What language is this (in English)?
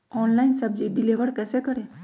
Magahi